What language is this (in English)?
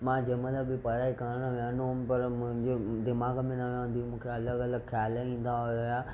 Sindhi